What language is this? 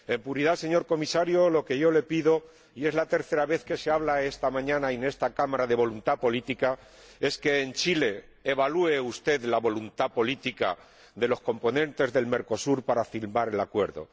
Spanish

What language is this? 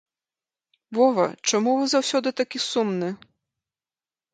Belarusian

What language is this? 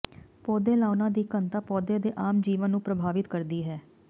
Punjabi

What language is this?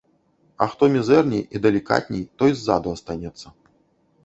Belarusian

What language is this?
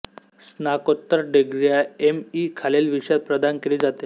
Marathi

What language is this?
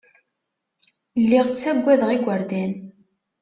Kabyle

